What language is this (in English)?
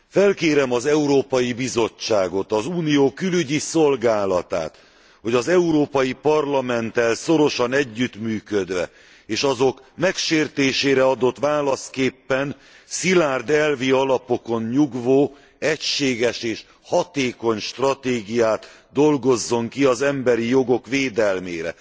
Hungarian